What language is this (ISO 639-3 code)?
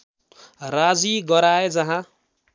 nep